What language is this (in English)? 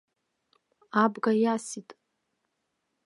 Abkhazian